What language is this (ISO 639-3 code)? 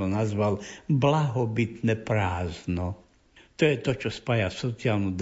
slk